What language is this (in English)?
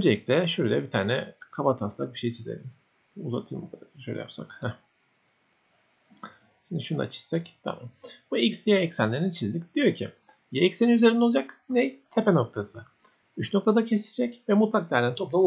Turkish